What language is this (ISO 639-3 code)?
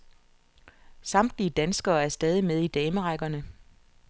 dan